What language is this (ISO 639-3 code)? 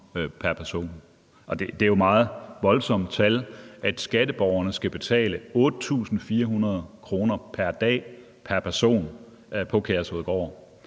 dan